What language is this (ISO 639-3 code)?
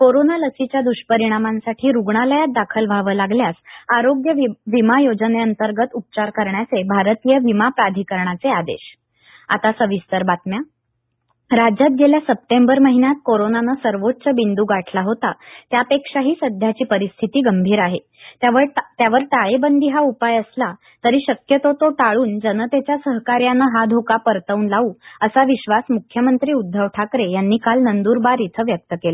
mar